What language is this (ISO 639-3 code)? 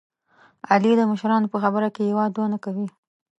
pus